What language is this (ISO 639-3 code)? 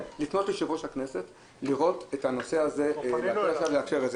heb